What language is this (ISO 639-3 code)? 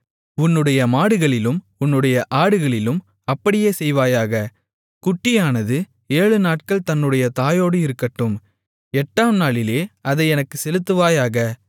tam